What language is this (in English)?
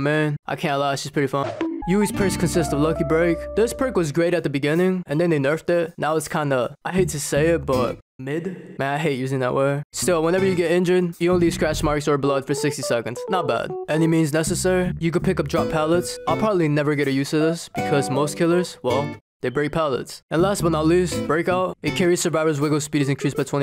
English